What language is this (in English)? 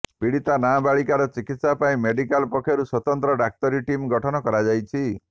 Odia